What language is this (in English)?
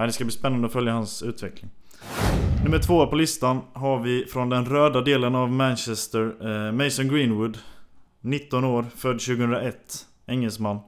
Swedish